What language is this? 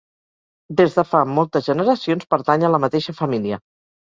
Catalan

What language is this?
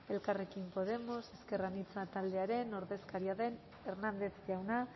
Basque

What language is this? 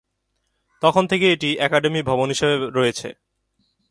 Bangla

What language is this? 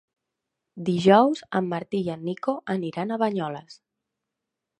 Catalan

